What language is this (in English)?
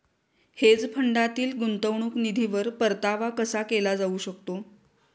Marathi